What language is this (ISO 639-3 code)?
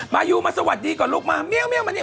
tha